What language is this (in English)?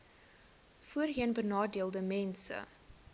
Afrikaans